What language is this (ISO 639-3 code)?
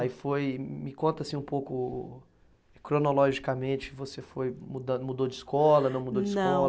por